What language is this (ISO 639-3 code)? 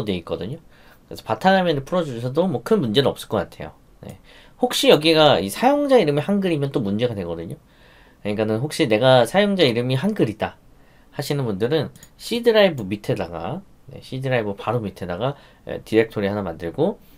kor